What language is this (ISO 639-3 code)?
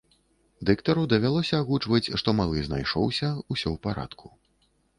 bel